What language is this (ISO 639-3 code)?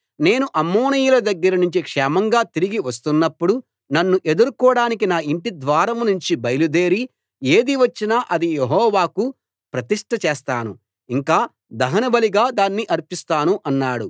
tel